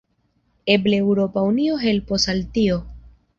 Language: Esperanto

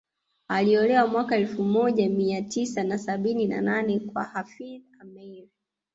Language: Swahili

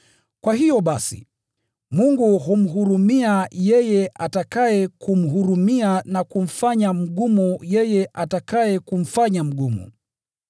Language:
Swahili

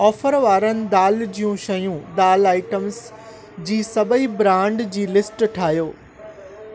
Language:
Sindhi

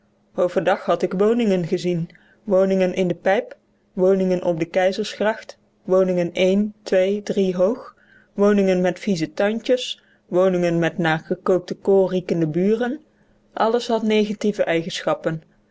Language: Dutch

